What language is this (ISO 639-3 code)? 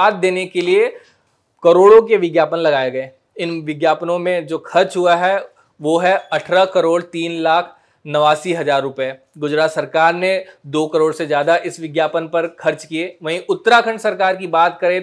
hin